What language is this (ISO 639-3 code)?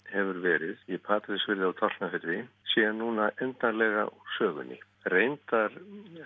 isl